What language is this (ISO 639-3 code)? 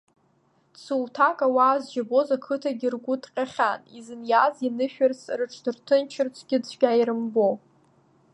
abk